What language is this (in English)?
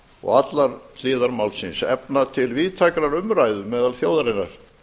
Icelandic